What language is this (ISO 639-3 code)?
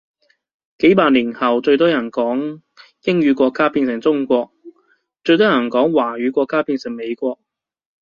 yue